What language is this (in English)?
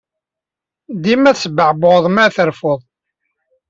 Kabyle